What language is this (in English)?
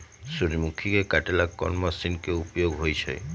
Magahi